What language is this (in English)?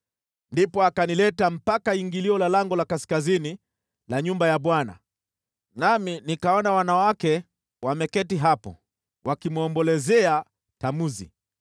Swahili